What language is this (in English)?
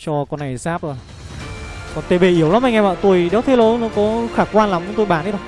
Vietnamese